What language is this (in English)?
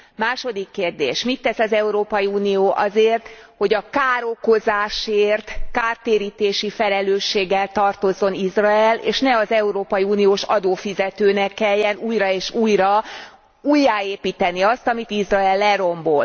Hungarian